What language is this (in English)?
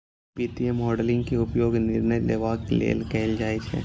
Maithili